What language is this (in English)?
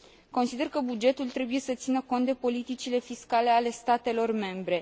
Romanian